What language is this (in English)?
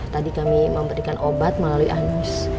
Indonesian